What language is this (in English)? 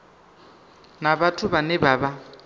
Venda